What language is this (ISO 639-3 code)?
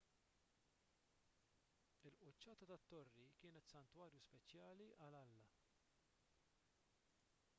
mlt